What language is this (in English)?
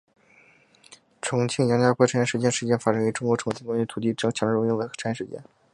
Chinese